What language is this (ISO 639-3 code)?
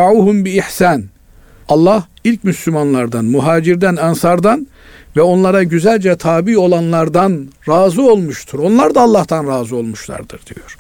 tur